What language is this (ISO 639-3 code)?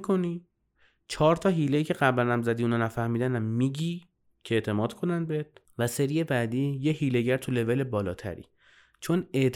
fas